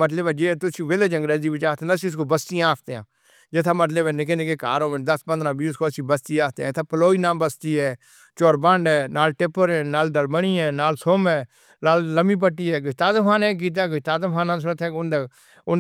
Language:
Northern Hindko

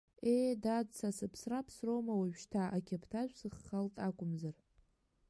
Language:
Abkhazian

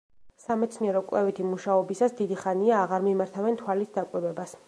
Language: Georgian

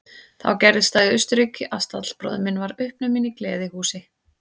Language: Icelandic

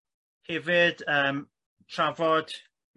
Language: Welsh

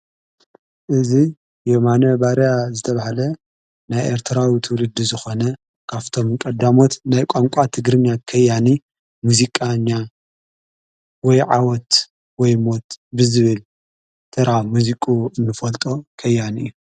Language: Tigrinya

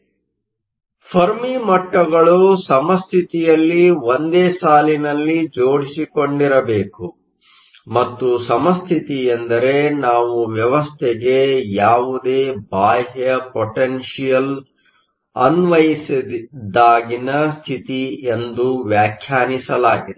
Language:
Kannada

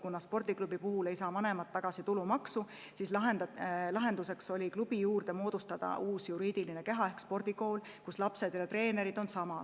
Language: Estonian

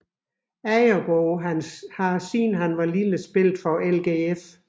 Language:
Danish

